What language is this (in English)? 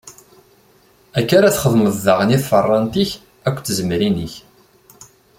Kabyle